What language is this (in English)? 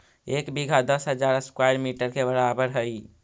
Magahi